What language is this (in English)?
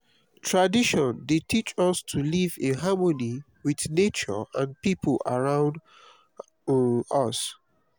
Nigerian Pidgin